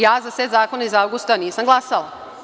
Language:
Serbian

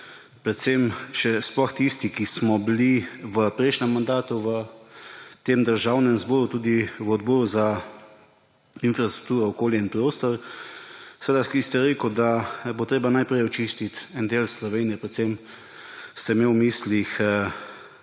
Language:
Slovenian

